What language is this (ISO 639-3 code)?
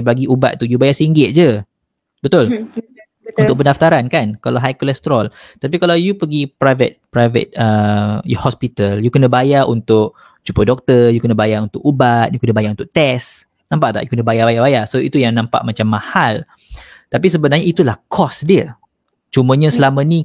msa